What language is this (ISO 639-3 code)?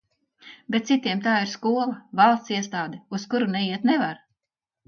lav